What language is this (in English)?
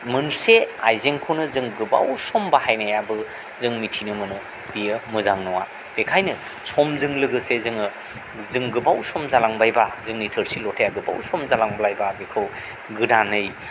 Bodo